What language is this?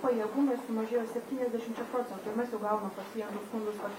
Lithuanian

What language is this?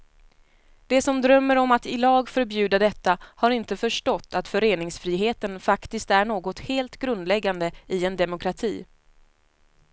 Swedish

